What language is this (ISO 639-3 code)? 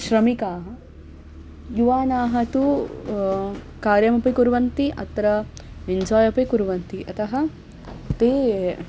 san